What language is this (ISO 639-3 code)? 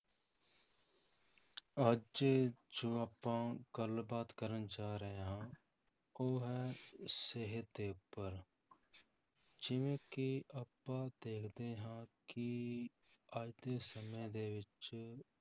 pan